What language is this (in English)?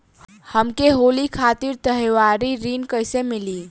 Bhojpuri